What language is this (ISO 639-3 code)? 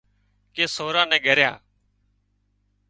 kxp